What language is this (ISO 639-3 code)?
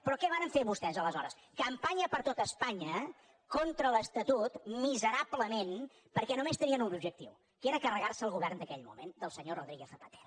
cat